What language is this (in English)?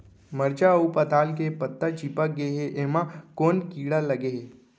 Chhattisgarhi